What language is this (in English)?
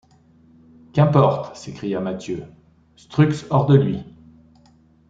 French